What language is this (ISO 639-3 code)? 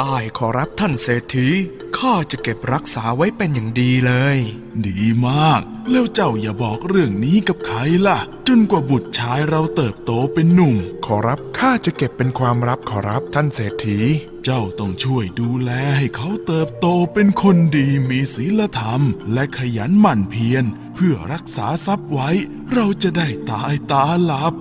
tha